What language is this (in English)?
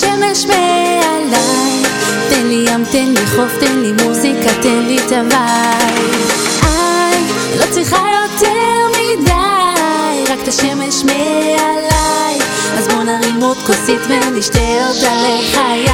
Hebrew